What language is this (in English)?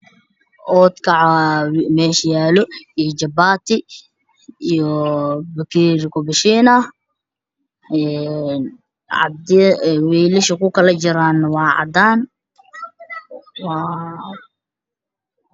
Somali